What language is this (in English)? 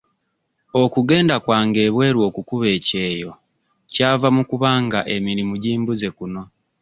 Ganda